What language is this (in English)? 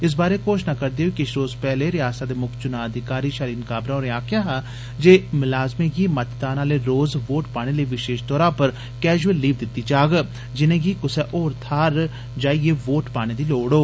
Dogri